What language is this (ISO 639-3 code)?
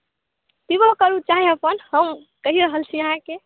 mai